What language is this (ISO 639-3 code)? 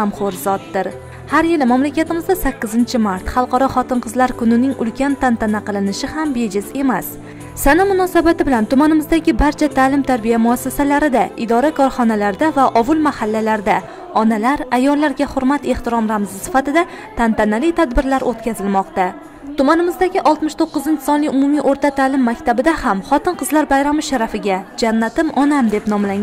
tur